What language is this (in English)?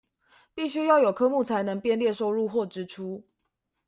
Chinese